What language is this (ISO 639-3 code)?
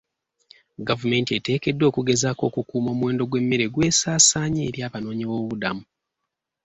lug